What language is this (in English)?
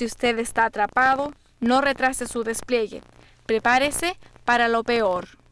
Spanish